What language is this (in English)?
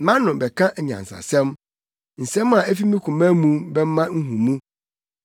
Akan